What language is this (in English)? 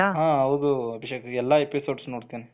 Kannada